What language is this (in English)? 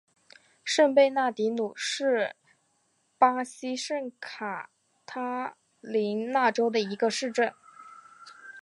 Chinese